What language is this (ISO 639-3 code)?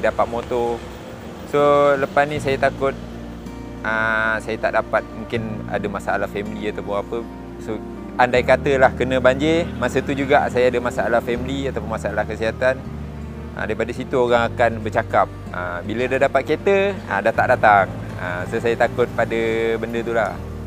msa